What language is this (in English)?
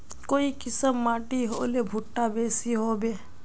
Magahi